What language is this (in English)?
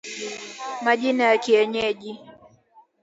Swahili